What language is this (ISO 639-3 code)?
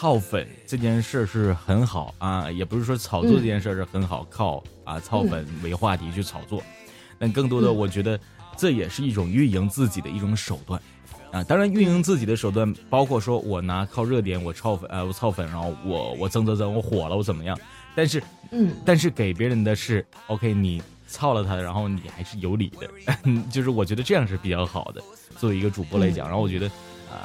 zho